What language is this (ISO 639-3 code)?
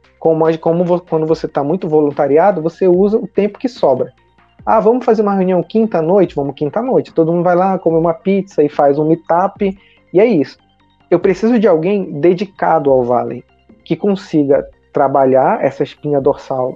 por